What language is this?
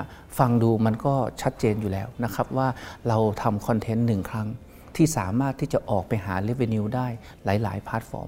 Thai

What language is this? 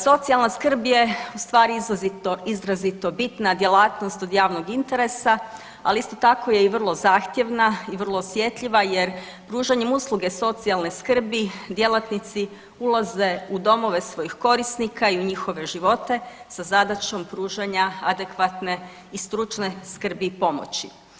Croatian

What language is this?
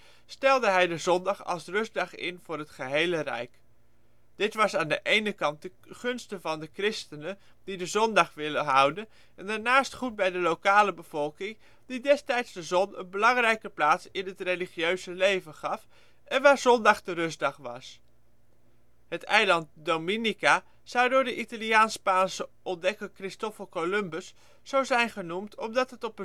Dutch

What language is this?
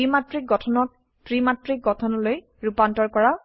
Assamese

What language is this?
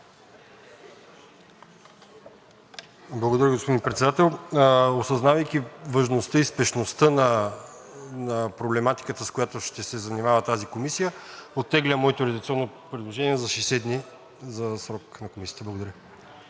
Bulgarian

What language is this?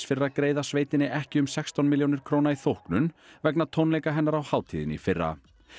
Icelandic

